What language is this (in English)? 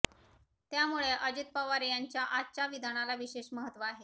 Marathi